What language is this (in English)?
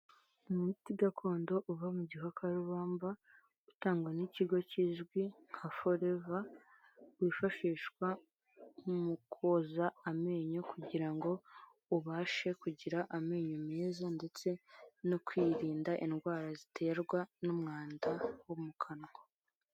Kinyarwanda